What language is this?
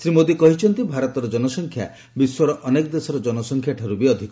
Odia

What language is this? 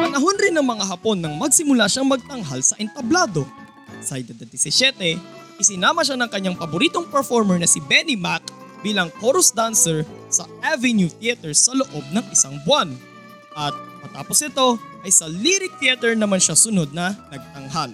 Filipino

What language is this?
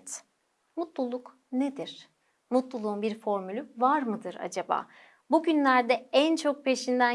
Turkish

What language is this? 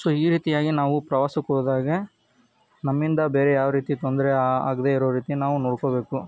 Kannada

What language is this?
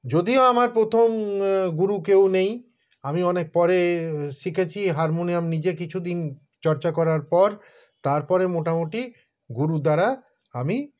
Bangla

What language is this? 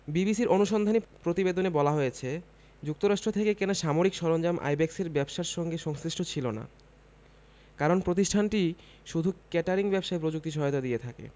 Bangla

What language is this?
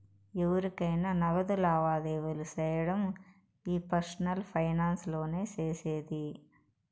Telugu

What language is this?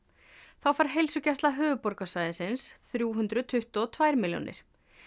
Icelandic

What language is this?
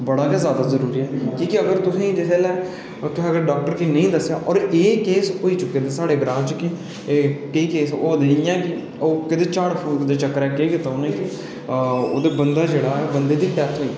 Dogri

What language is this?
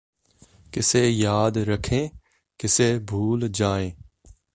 Punjabi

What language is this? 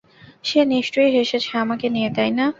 Bangla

